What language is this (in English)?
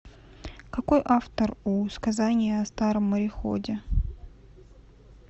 Russian